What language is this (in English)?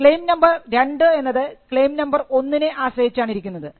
Malayalam